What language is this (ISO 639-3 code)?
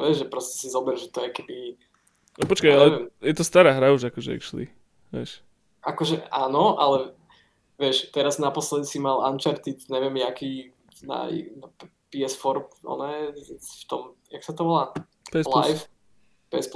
slk